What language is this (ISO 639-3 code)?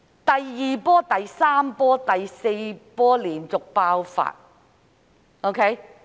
yue